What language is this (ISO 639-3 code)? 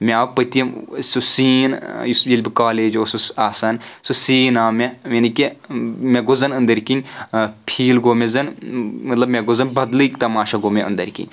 kas